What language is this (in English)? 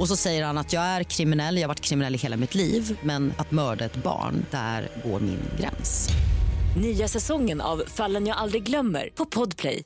Swedish